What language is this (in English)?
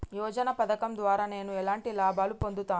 Telugu